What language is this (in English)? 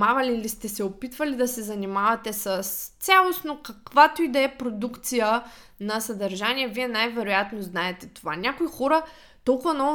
Bulgarian